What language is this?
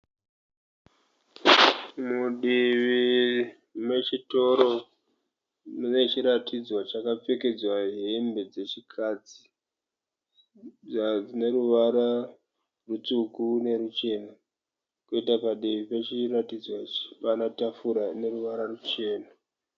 Shona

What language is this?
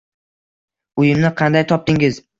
Uzbek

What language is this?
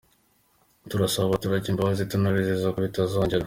Kinyarwanda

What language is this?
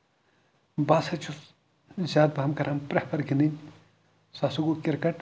Kashmiri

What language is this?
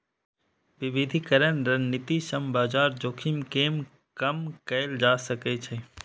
Maithili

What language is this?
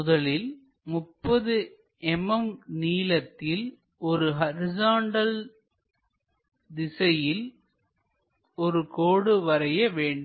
Tamil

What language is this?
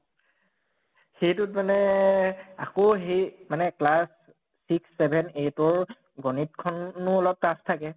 Assamese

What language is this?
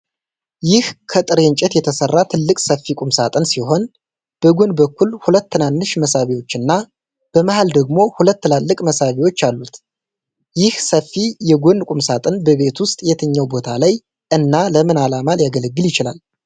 Amharic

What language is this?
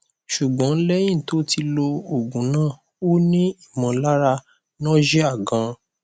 Yoruba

